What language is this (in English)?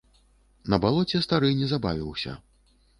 Belarusian